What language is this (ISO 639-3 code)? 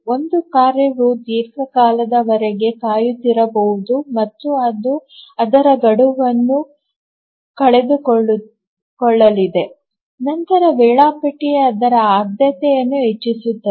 kan